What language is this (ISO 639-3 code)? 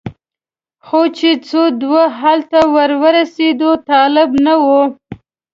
pus